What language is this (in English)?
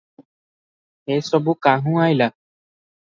Odia